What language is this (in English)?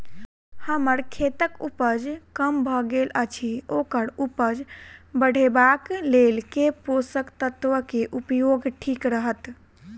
Maithili